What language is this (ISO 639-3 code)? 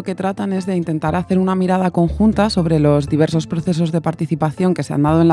spa